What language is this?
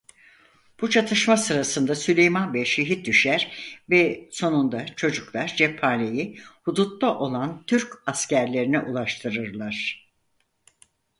Turkish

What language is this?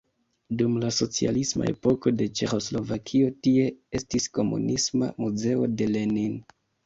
Esperanto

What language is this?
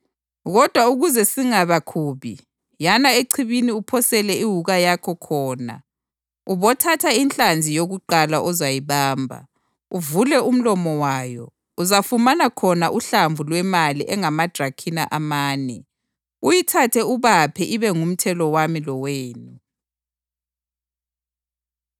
North Ndebele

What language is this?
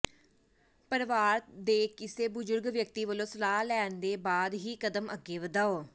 Punjabi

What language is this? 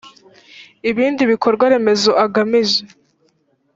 Kinyarwanda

